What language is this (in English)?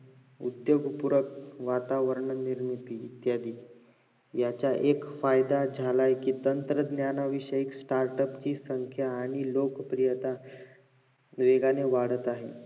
Marathi